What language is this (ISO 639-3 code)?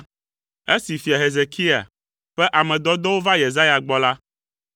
ewe